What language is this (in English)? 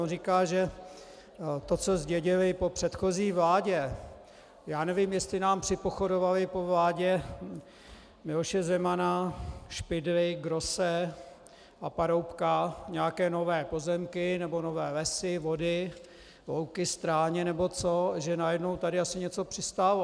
Czech